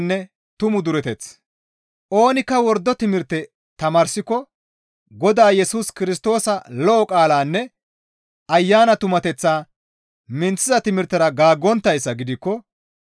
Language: Gamo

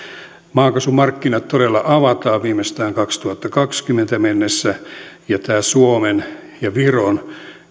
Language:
Finnish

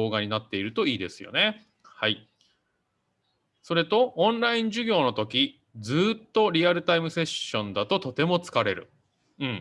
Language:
Japanese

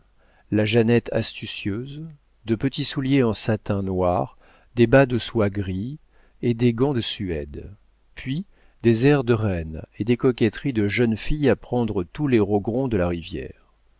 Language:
French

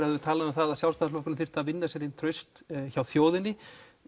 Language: Icelandic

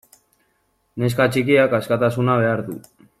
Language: Basque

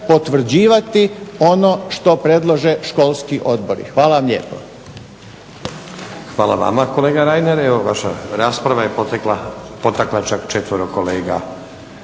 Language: Croatian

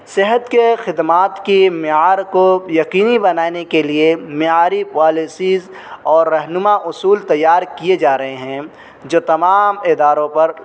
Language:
Urdu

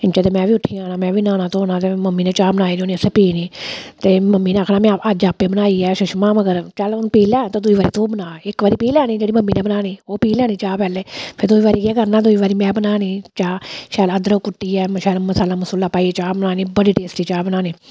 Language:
Dogri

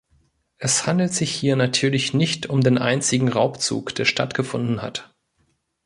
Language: German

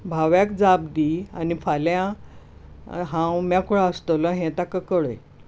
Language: Konkani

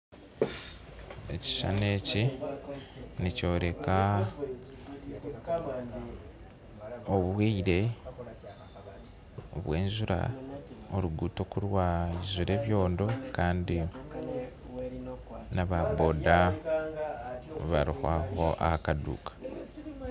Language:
Nyankole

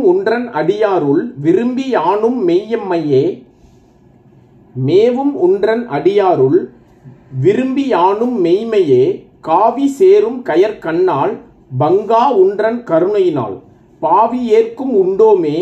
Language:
Tamil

